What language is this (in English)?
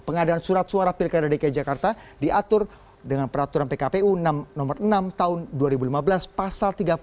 Indonesian